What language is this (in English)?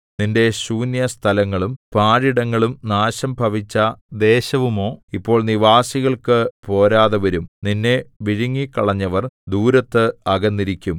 Malayalam